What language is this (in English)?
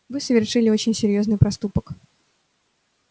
Russian